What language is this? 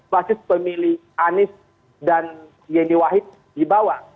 Indonesian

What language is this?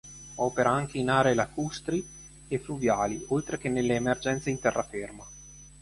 Italian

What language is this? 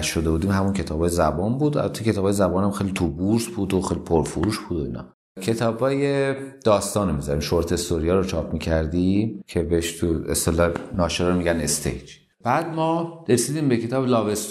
Persian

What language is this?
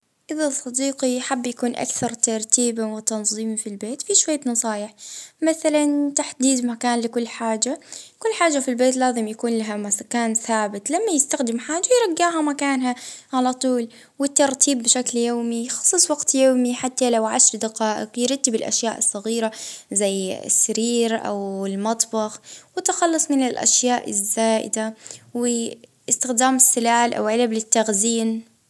Libyan Arabic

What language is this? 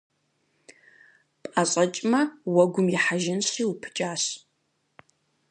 Kabardian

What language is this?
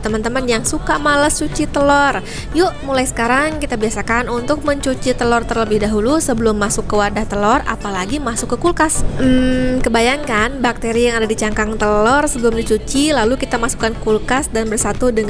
Indonesian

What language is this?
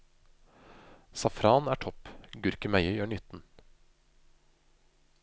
Norwegian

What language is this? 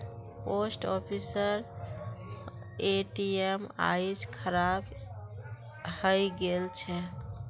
Magahi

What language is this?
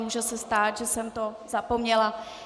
Czech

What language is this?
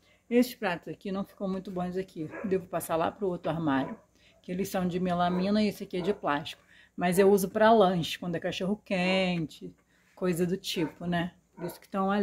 Portuguese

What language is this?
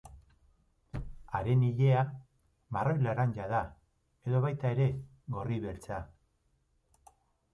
Basque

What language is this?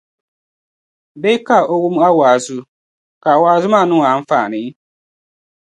Dagbani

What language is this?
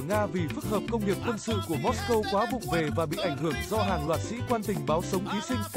Vietnamese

